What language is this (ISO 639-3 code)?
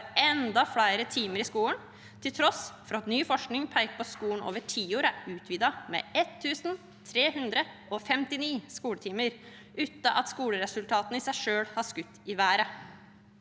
nor